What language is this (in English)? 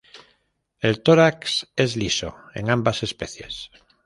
Spanish